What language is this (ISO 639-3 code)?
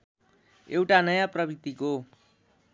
nep